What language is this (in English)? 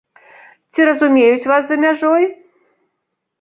Belarusian